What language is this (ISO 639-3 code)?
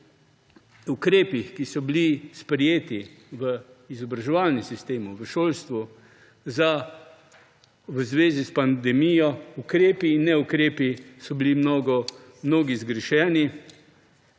slv